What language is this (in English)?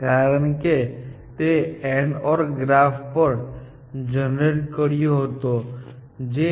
Gujarati